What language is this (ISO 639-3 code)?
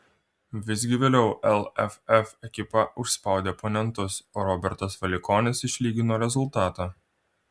lit